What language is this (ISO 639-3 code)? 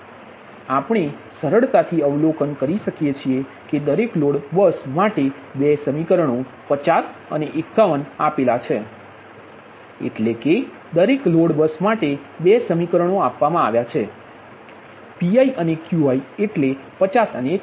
guj